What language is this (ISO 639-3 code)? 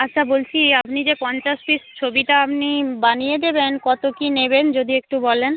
ben